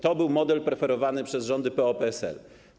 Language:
Polish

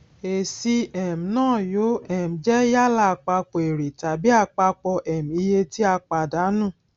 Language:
Yoruba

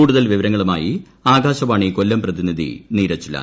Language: Malayalam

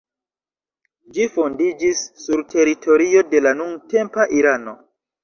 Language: Esperanto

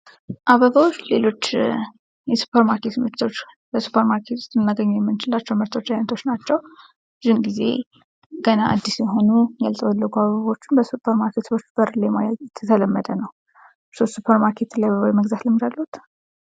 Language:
Amharic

